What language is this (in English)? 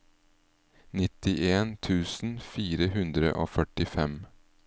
Norwegian